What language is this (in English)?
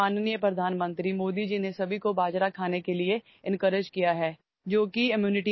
Marathi